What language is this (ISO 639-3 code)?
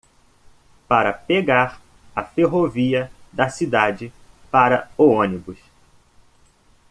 por